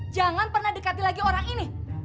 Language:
Indonesian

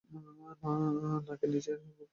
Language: Bangla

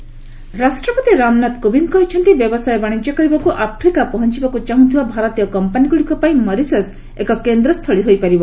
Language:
Odia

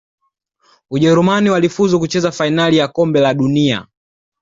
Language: Swahili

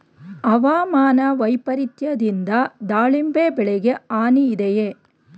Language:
Kannada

